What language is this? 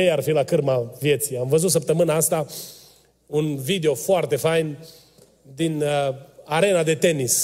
Romanian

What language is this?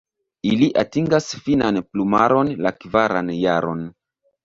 Esperanto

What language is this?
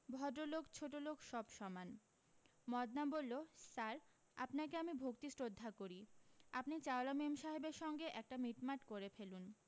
Bangla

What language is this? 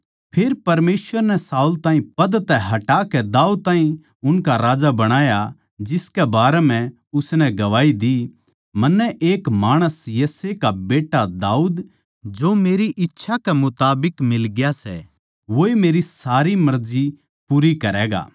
Haryanvi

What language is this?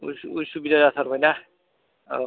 Bodo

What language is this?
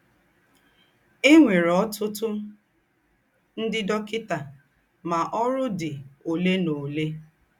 Igbo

